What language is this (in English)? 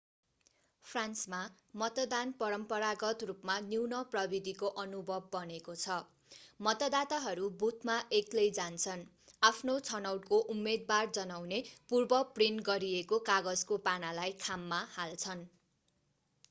Nepali